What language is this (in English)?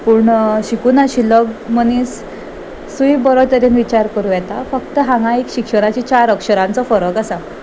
Konkani